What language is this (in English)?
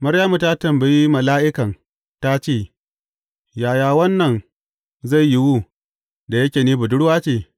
Hausa